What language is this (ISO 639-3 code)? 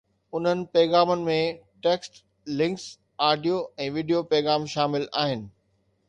snd